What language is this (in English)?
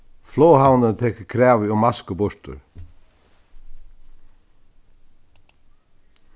Faroese